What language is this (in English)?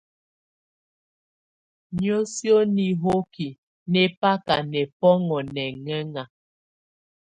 Tunen